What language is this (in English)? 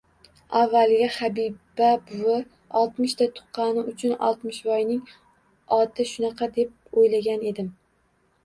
Uzbek